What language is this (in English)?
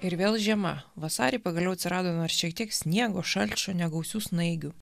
Lithuanian